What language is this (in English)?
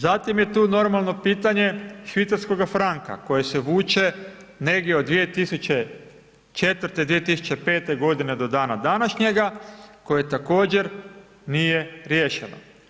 Croatian